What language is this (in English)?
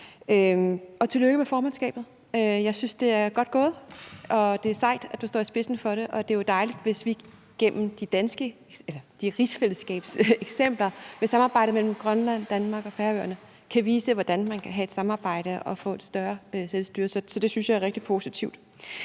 Danish